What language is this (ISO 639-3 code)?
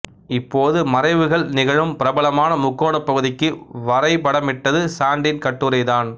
tam